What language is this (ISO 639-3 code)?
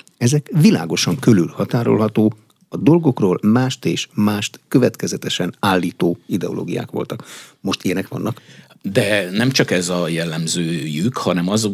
hun